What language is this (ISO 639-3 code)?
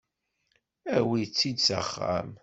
kab